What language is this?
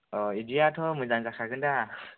Bodo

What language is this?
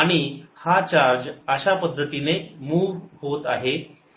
Marathi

